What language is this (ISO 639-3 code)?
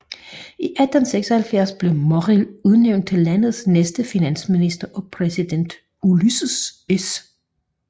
dan